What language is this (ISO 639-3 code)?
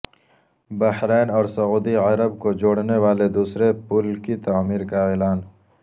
urd